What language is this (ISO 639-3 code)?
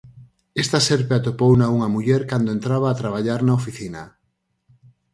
glg